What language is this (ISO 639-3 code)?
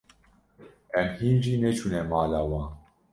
kur